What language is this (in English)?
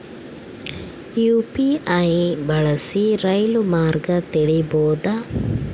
Kannada